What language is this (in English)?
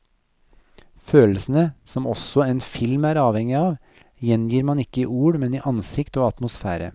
Norwegian